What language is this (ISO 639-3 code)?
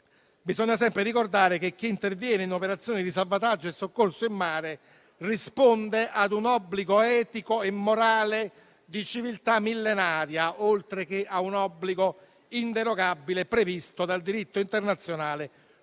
ita